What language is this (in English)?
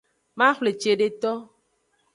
Aja (Benin)